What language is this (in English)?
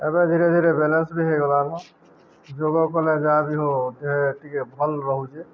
Odia